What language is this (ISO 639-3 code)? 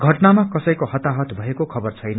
nep